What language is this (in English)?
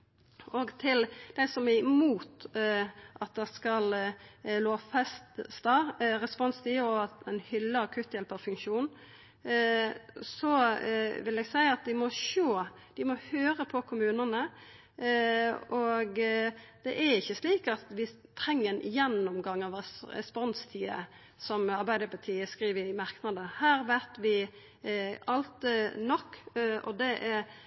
Norwegian Nynorsk